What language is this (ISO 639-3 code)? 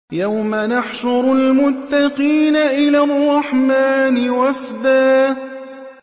ara